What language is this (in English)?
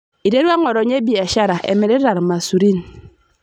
Masai